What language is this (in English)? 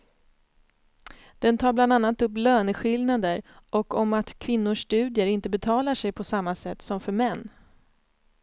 Swedish